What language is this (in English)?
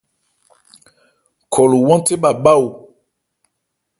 Ebrié